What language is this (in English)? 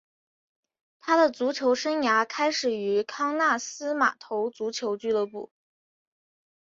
Chinese